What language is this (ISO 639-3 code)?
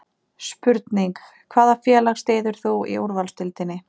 isl